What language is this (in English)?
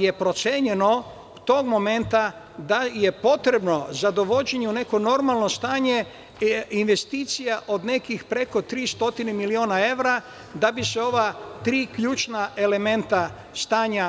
Serbian